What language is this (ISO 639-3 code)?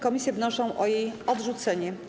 pol